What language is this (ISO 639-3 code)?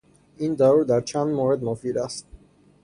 fas